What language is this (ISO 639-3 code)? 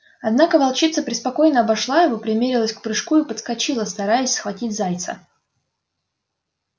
rus